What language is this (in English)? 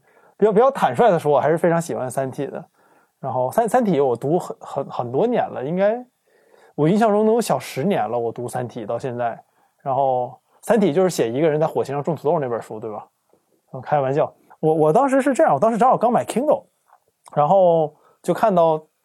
Chinese